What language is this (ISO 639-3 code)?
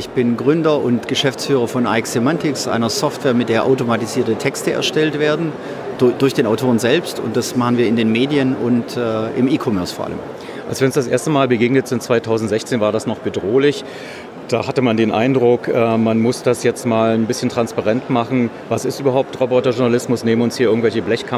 deu